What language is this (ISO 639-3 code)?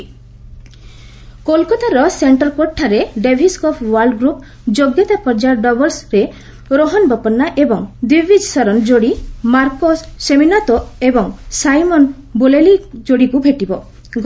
ori